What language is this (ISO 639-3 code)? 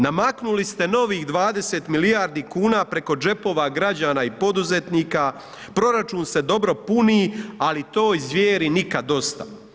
hrv